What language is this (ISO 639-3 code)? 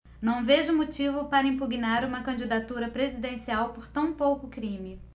por